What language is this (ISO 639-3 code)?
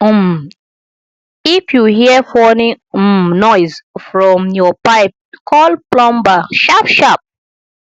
pcm